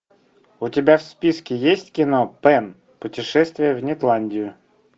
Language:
Russian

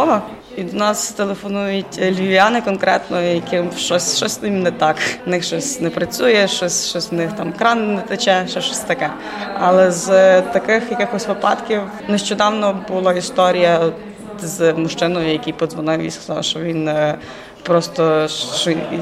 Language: Ukrainian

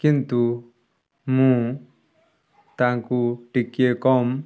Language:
Odia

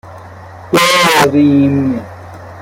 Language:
Persian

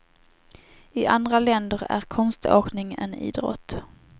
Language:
Swedish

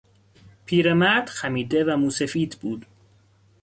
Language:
Persian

